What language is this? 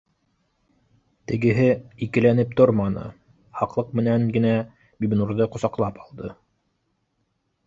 Bashkir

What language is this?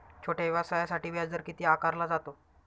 Marathi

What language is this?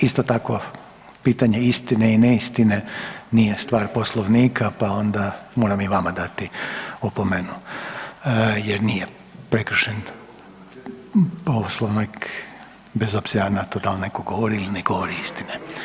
Croatian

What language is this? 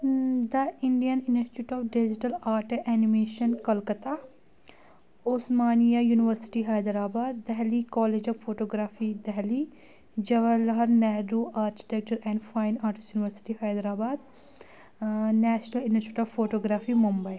Kashmiri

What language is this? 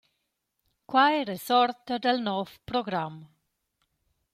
Romansh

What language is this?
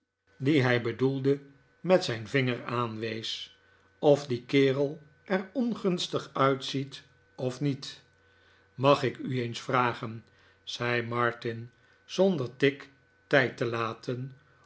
Dutch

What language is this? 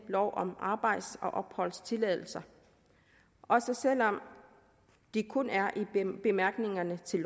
Danish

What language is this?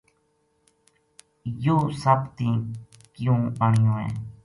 Gujari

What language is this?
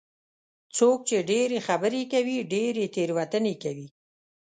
Pashto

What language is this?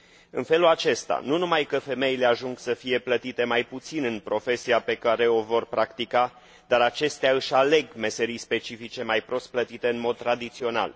Romanian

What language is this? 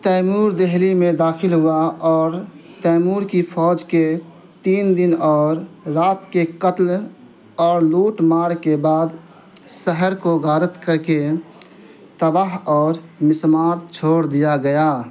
Urdu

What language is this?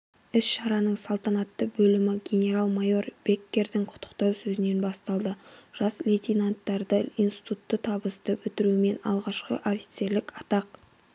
Kazakh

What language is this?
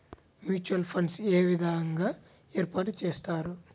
Telugu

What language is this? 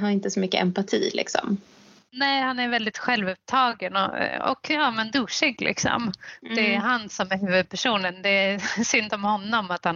Swedish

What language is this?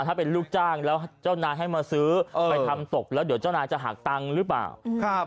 Thai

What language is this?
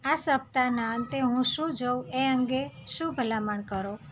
Gujarati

